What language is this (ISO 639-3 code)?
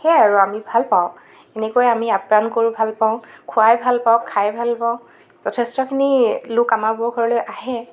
asm